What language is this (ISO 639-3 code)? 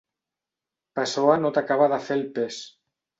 cat